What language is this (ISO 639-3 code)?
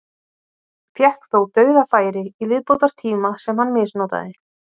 isl